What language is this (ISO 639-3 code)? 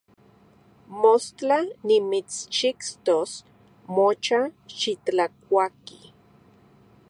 ncx